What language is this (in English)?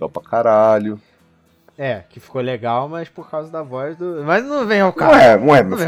Portuguese